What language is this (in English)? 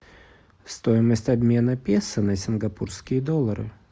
Russian